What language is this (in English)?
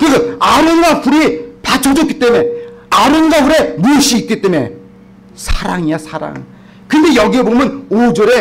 Korean